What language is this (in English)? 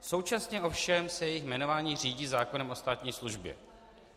Czech